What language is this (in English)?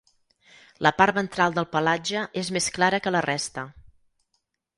Catalan